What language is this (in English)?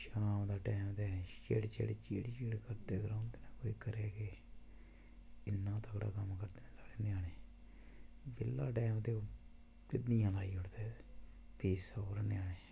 Dogri